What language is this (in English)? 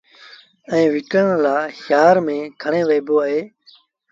Sindhi Bhil